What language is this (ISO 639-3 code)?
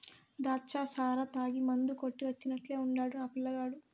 tel